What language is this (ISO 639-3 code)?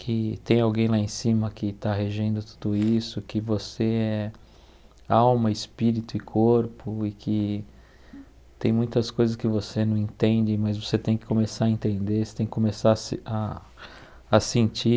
por